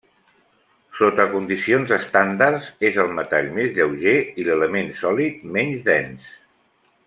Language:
Catalan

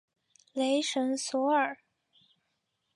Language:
Chinese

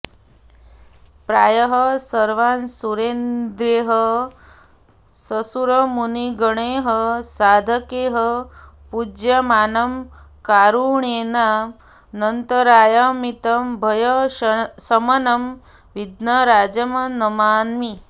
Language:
Sanskrit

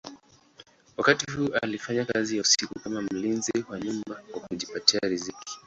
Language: Swahili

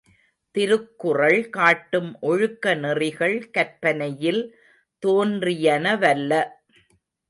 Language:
Tamil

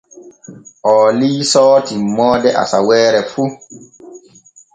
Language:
Borgu Fulfulde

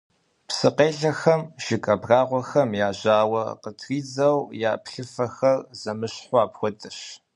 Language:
Kabardian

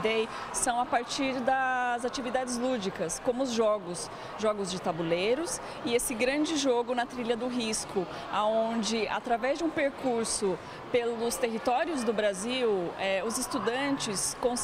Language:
Portuguese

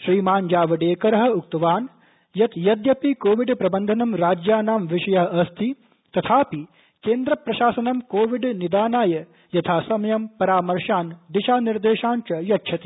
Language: Sanskrit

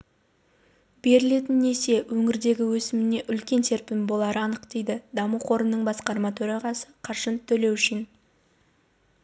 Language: Kazakh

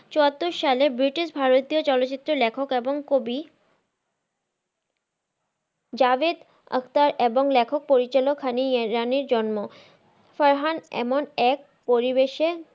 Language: Bangla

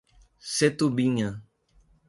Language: Portuguese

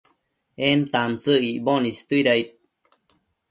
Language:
Matsés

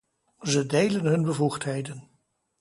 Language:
Dutch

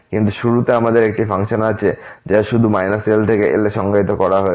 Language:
Bangla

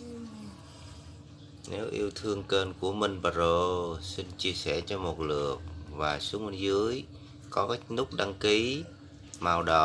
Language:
Vietnamese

